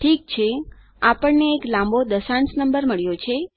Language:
Gujarati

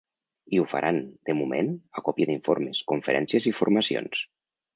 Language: Catalan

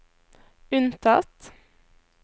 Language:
Norwegian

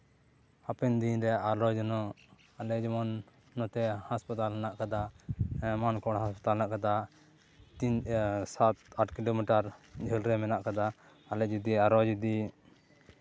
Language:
Santali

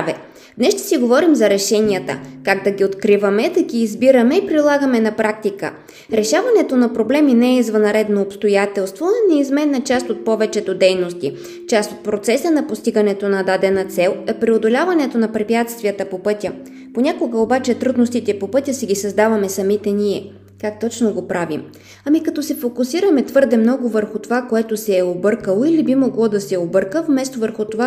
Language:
Bulgarian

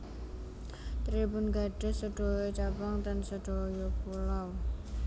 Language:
Javanese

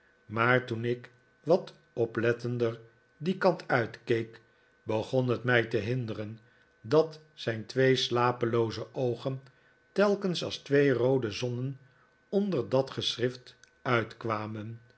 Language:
Dutch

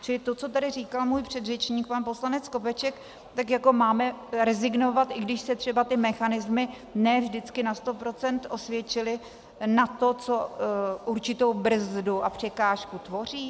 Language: Czech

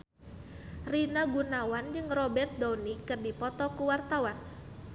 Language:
Sundanese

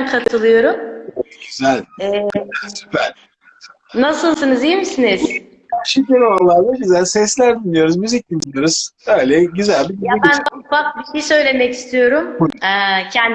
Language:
Turkish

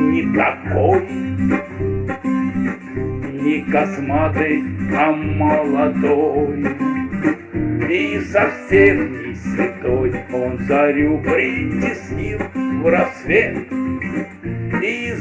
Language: Russian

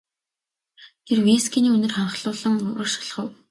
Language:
Mongolian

